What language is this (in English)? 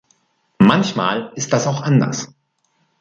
German